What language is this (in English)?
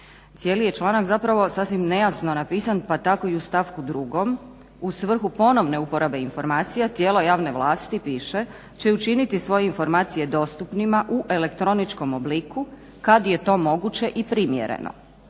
Croatian